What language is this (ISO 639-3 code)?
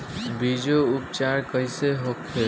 bho